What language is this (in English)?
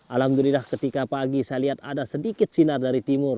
Indonesian